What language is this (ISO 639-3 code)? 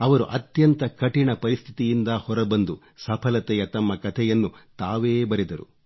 kan